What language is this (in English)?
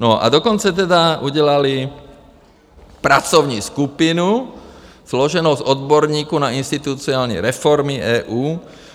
Czech